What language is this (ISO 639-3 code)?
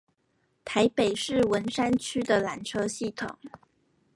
zho